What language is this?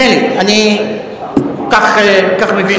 Hebrew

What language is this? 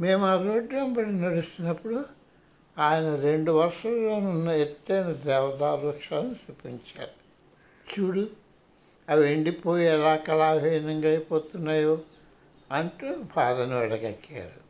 Telugu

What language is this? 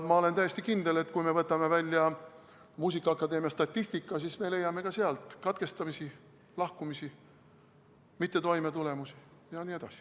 Estonian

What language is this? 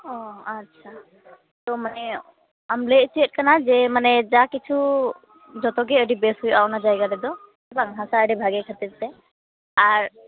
Santali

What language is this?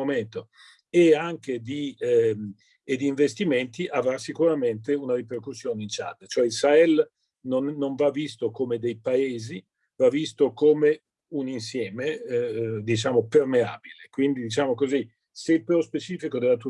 Italian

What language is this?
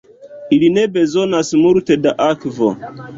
Esperanto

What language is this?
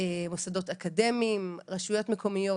Hebrew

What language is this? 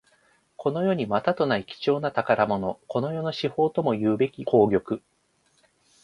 Japanese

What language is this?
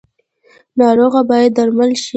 Pashto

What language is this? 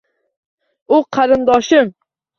Uzbek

